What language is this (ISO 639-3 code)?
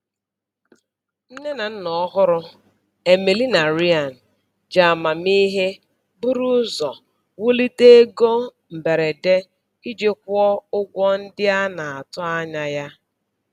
ibo